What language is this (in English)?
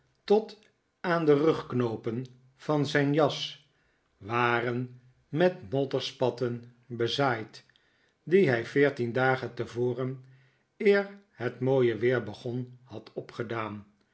Dutch